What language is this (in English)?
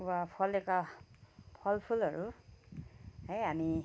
Nepali